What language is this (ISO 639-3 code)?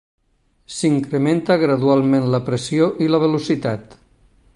cat